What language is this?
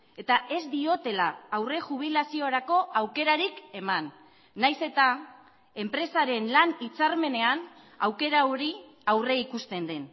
Basque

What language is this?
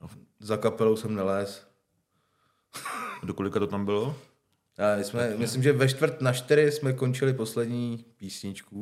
Czech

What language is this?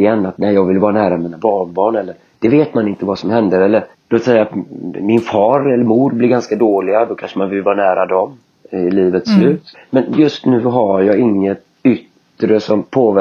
Swedish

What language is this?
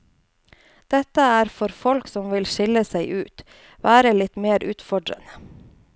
Norwegian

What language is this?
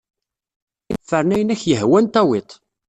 Kabyle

